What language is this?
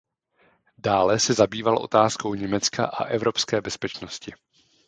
Czech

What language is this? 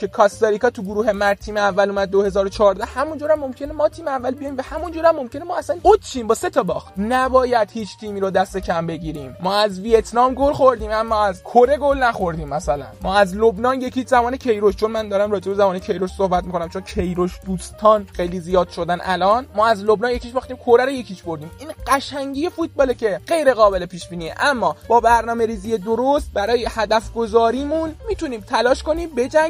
Persian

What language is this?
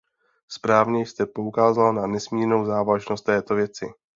Czech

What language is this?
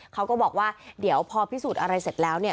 Thai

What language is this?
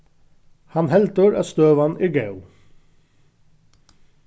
Faroese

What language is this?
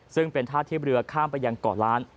Thai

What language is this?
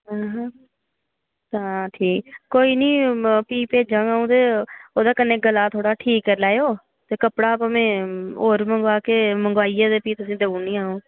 Dogri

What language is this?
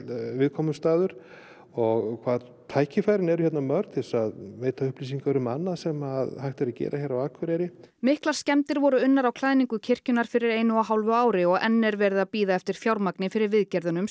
Icelandic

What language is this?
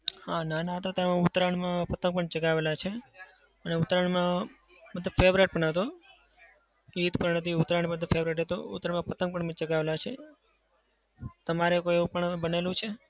Gujarati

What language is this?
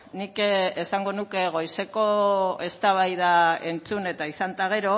Basque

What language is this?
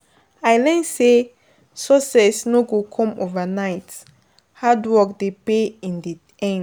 Nigerian Pidgin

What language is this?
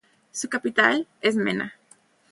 Spanish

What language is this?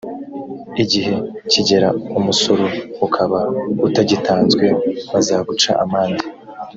Kinyarwanda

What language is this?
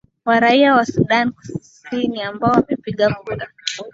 Swahili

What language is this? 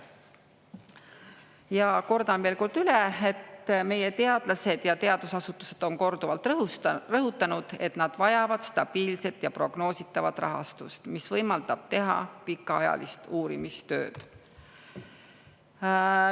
Estonian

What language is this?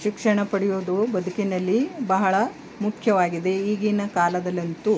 Kannada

